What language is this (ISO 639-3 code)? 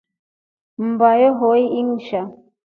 rof